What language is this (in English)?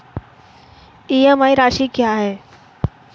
Hindi